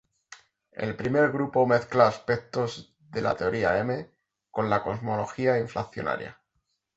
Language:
Spanish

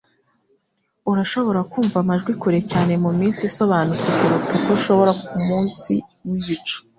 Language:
Kinyarwanda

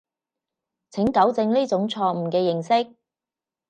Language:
Cantonese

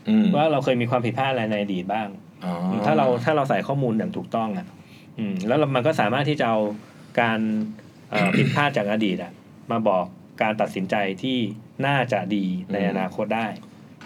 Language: Thai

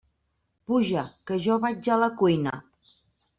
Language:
Catalan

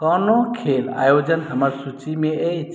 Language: Maithili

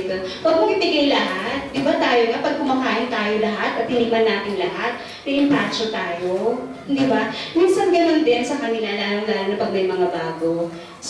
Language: Filipino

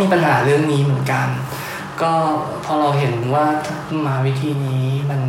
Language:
Thai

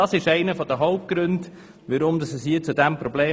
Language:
Swiss German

